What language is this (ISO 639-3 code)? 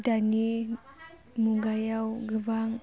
brx